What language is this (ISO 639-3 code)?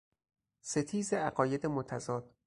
fas